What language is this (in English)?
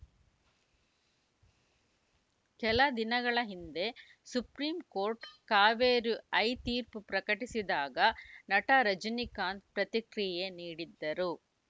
Kannada